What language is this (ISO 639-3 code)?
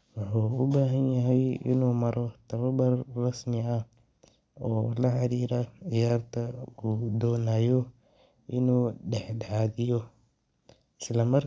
som